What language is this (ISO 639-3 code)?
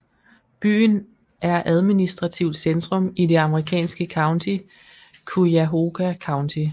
dan